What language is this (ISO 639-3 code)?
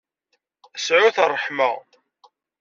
kab